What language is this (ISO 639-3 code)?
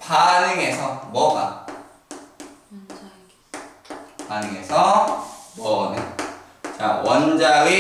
kor